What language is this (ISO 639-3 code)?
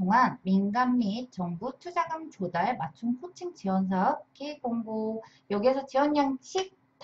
kor